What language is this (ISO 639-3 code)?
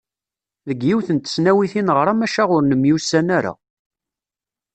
kab